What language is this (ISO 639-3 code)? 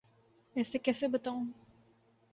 urd